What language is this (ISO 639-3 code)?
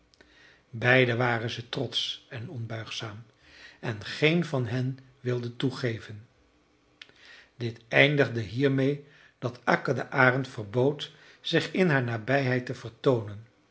nld